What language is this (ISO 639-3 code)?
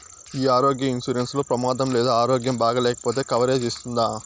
tel